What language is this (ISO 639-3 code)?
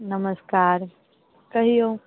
mai